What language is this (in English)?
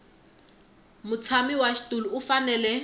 Tsonga